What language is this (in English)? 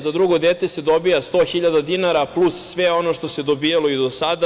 Serbian